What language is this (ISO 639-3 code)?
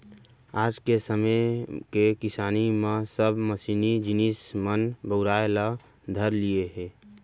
hne